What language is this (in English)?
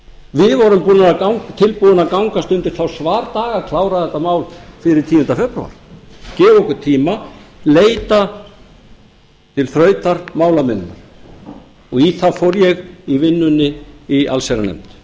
Icelandic